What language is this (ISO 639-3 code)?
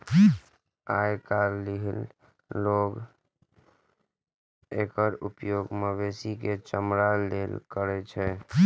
mai